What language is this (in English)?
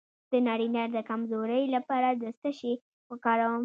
Pashto